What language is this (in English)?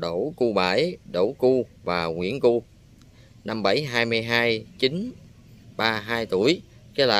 Vietnamese